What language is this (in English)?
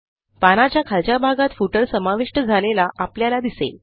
Marathi